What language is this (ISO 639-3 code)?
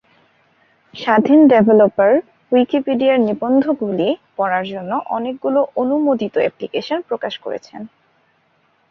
ben